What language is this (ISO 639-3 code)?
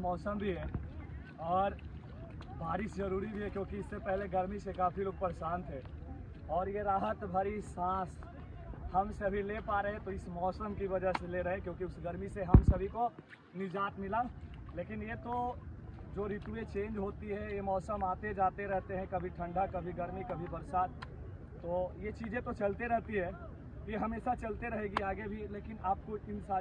hin